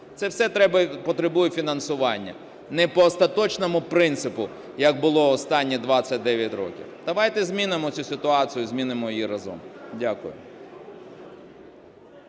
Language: Ukrainian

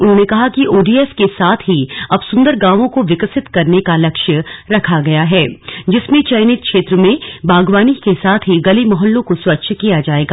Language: Hindi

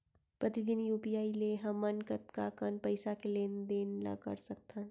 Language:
Chhattisgarhi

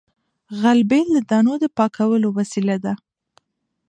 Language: Pashto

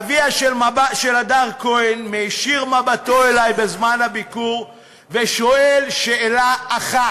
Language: Hebrew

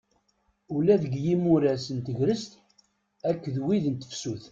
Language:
Kabyle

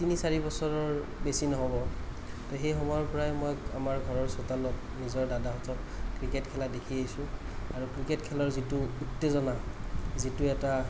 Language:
Assamese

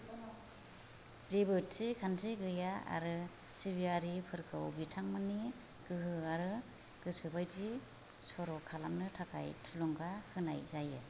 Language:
Bodo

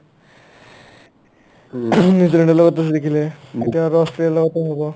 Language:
Assamese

